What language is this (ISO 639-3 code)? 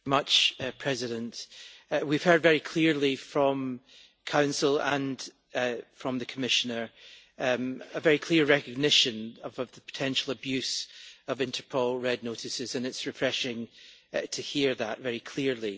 eng